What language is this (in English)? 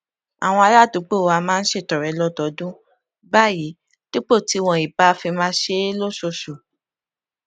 Yoruba